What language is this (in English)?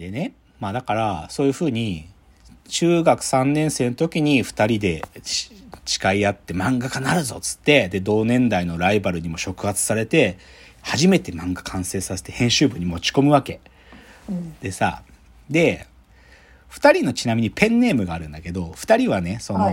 Japanese